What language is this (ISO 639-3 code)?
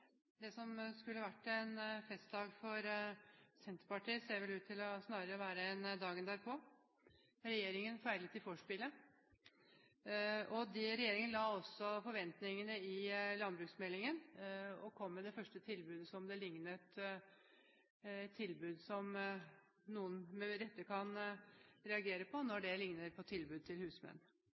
nor